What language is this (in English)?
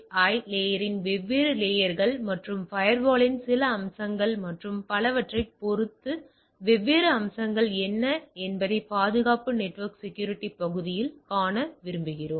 Tamil